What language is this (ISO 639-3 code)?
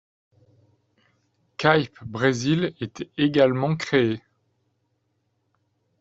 fra